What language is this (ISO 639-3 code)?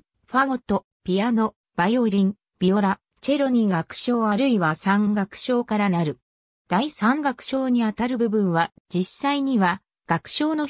jpn